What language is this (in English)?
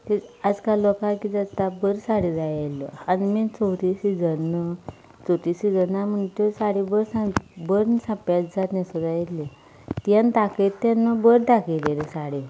Konkani